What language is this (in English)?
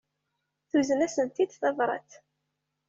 Kabyle